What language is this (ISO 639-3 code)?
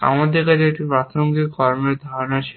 ben